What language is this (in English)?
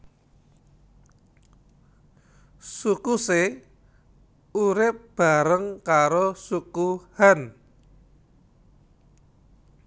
Javanese